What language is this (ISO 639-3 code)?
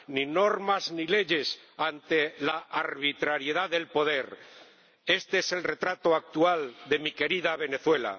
spa